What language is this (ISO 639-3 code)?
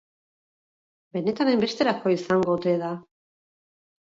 eus